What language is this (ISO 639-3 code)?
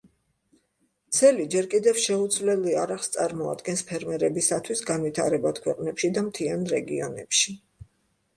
kat